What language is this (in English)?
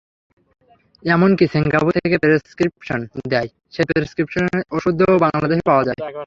Bangla